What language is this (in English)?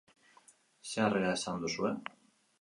Basque